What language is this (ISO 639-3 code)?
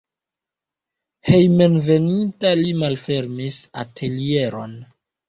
epo